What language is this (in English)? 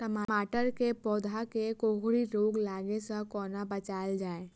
Maithili